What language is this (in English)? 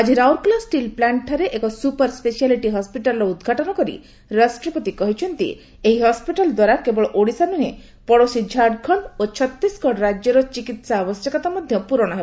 Odia